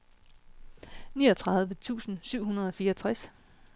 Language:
Danish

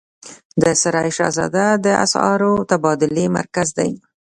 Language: Pashto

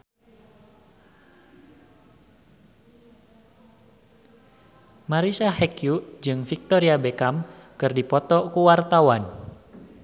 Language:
Sundanese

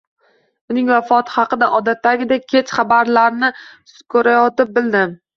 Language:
Uzbek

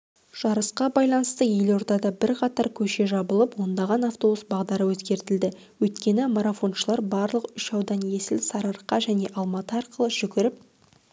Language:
Kazakh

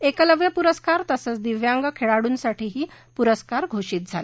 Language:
Marathi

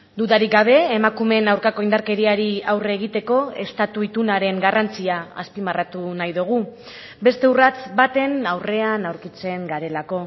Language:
Basque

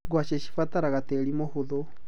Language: Kikuyu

